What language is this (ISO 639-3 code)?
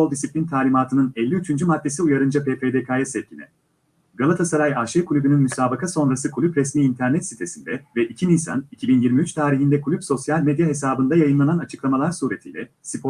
tur